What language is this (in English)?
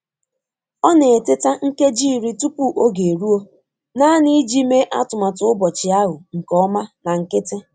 Igbo